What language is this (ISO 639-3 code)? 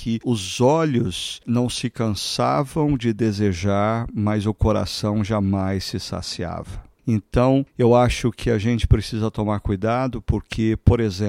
por